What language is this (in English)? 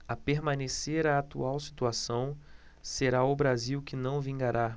Portuguese